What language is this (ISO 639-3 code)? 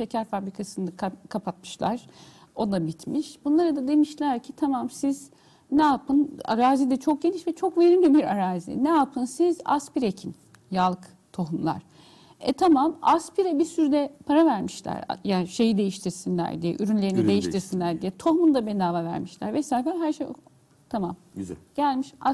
tur